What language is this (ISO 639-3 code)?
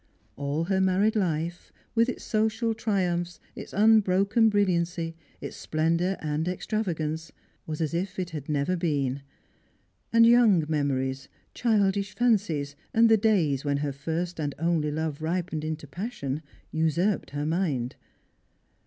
eng